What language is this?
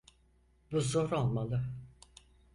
Turkish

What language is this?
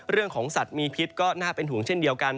Thai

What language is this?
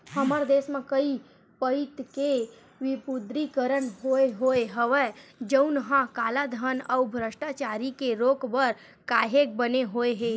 Chhattisgarhi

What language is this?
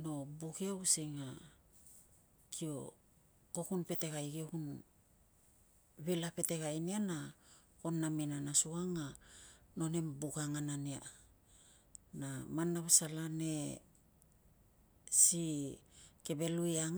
Tungag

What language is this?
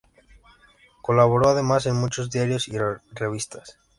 Spanish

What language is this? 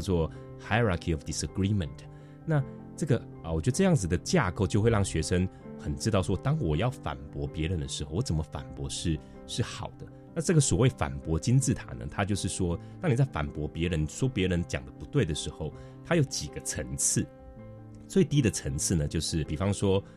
Chinese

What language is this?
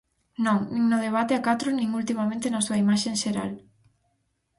Galician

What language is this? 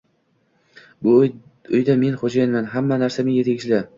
Uzbek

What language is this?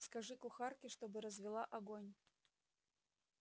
Russian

